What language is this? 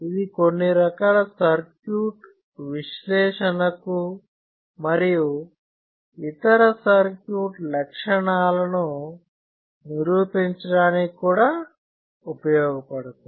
Telugu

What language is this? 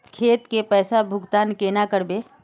Magahi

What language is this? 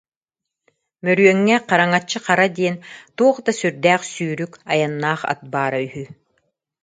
Yakut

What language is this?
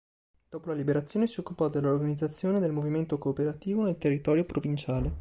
Italian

